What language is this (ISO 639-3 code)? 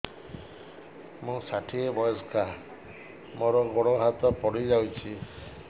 ori